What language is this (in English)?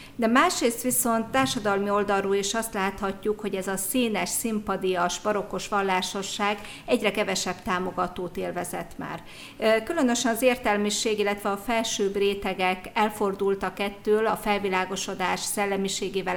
Hungarian